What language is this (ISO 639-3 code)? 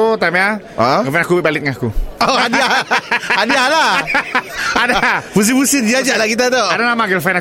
msa